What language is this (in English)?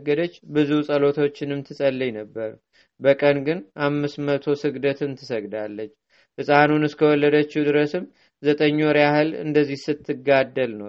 Amharic